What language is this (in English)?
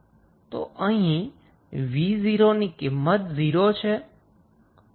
Gujarati